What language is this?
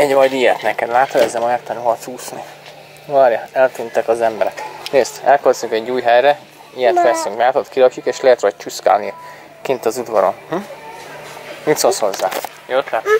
Hungarian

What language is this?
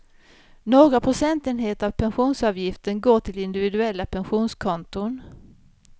Swedish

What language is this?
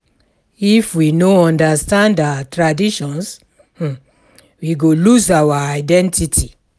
Nigerian Pidgin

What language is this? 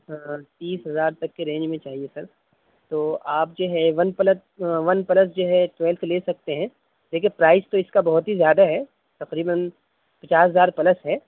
Urdu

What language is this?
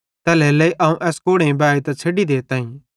Bhadrawahi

